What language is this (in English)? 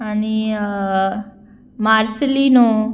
Konkani